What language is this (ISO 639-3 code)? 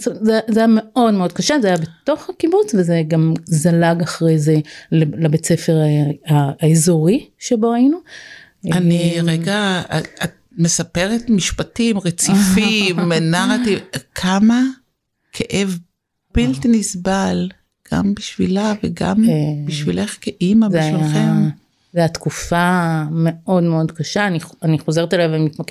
heb